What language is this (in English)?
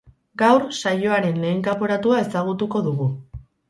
Basque